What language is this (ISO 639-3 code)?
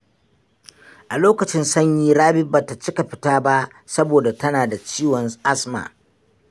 hau